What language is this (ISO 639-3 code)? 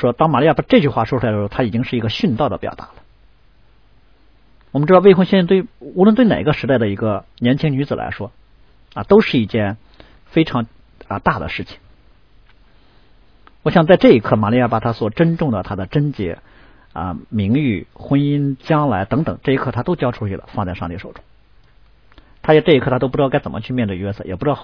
zho